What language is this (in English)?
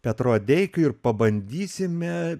Lithuanian